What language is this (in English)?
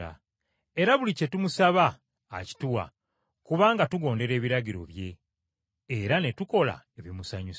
Ganda